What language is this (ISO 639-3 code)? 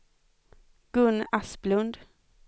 swe